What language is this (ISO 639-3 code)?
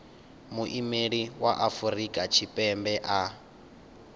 ven